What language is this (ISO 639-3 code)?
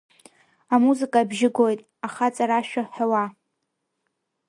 abk